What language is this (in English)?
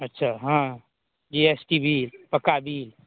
Maithili